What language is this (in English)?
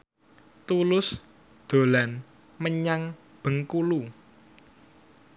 Javanese